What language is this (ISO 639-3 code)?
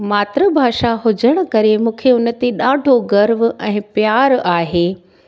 snd